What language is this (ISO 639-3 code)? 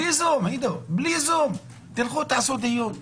heb